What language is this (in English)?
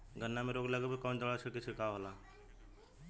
Bhojpuri